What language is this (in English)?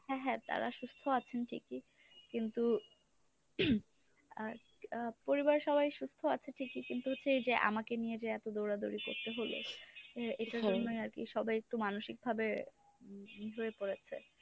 Bangla